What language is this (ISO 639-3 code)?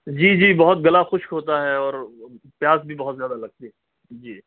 urd